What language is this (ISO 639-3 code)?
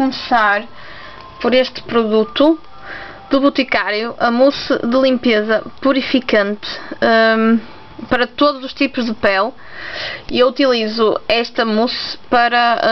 por